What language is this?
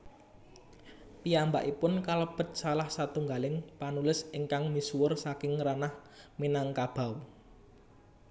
Javanese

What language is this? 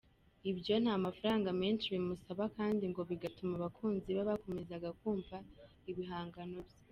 Kinyarwanda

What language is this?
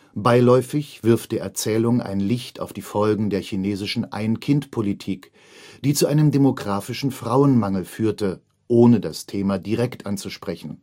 German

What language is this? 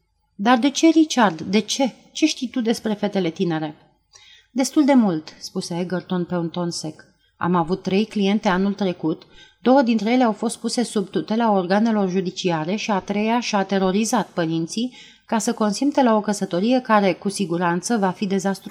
Romanian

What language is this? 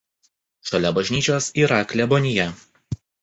Lithuanian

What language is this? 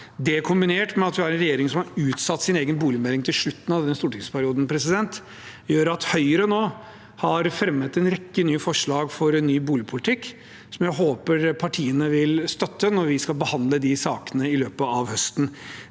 Norwegian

